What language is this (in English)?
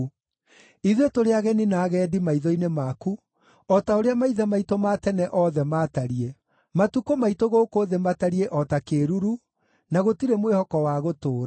Kikuyu